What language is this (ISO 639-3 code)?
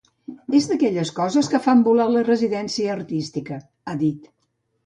cat